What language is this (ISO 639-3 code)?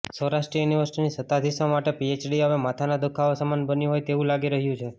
guj